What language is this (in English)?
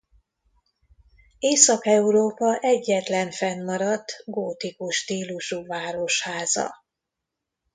Hungarian